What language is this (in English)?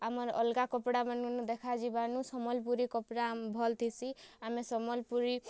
Odia